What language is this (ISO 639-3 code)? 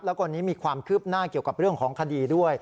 tha